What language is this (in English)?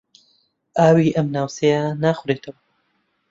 Central Kurdish